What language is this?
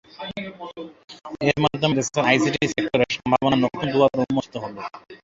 Bangla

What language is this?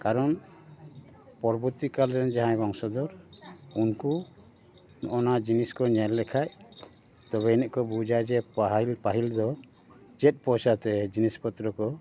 Santali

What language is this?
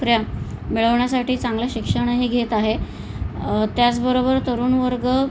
Marathi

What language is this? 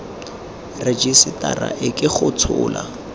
Tswana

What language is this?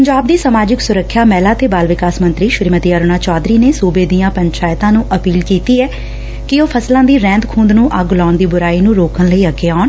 Punjabi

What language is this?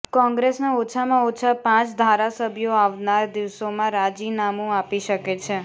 Gujarati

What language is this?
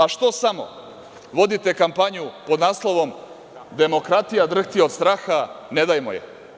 Serbian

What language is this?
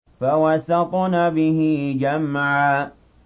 Arabic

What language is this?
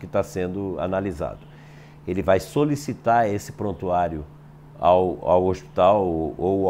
Portuguese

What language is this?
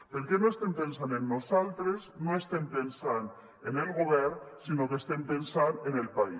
Catalan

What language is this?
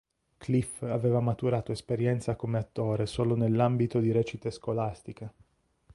Italian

